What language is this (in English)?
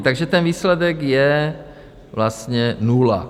Czech